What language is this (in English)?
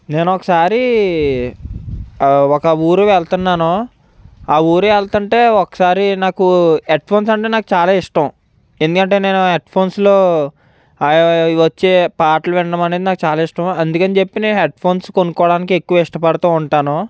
Telugu